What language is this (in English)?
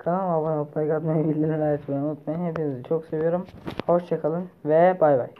Turkish